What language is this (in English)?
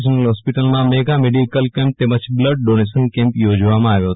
Gujarati